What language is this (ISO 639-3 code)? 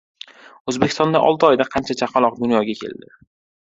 uzb